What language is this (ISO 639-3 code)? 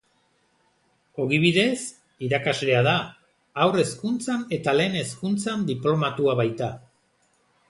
eus